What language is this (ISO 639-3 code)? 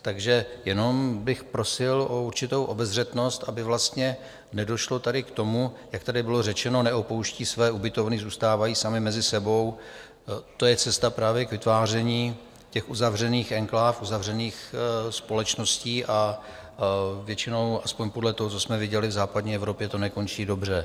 ces